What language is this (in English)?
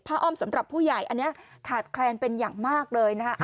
Thai